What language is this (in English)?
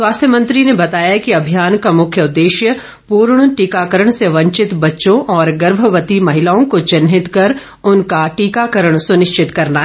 Hindi